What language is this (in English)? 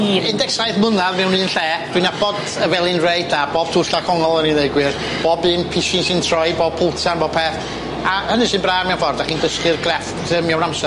Welsh